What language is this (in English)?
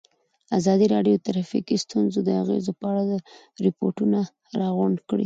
Pashto